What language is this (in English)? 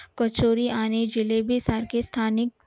Marathi